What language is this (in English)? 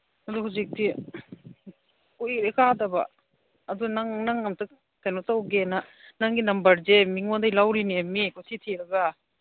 Manipuri